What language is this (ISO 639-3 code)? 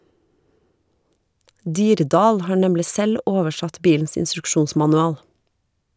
nor